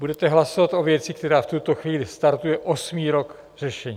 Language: Czech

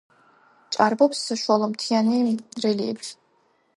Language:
Georgian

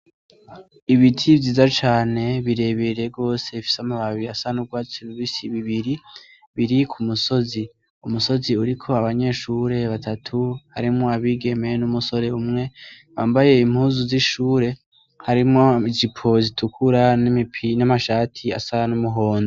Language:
Rundi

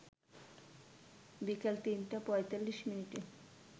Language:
Bangla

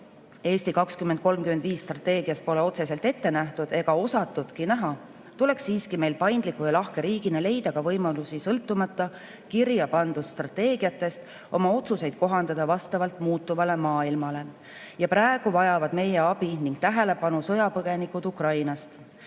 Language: Estonian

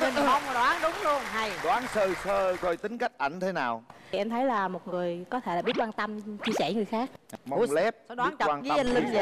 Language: Vietnamese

